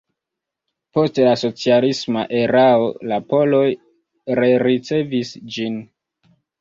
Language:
Esperanto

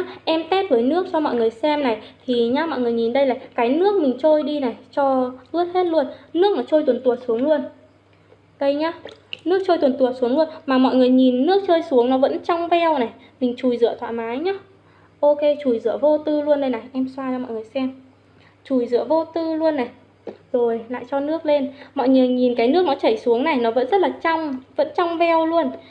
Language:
Vietnamese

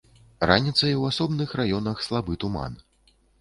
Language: Belarusian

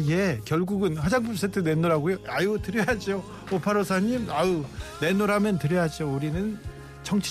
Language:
Korean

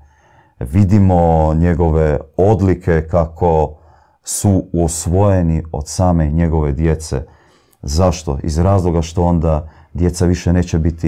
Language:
Croatian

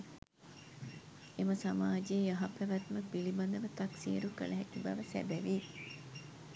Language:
Sinhala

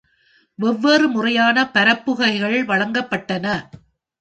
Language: Tamil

